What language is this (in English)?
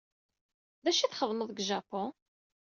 Kabyle